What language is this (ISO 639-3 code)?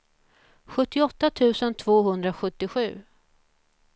swe